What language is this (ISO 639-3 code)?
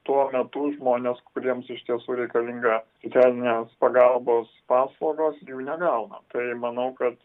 lit